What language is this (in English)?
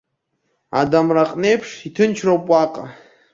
Abkhazian